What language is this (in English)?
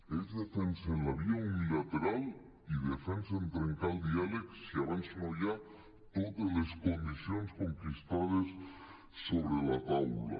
Catalan